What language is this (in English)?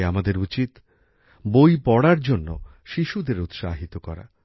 Bangla